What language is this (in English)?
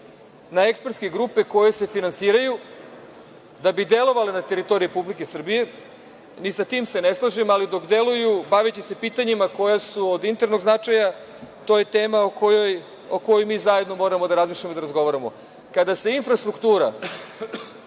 Serbian